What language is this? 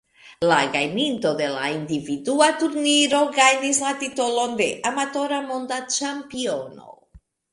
Esperanto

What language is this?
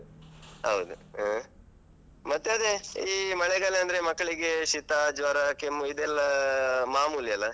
Kannada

